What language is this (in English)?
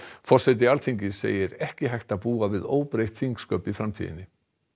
Icelandic